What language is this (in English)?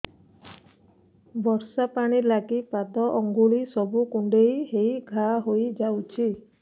Odia